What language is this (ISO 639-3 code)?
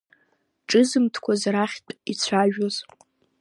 abk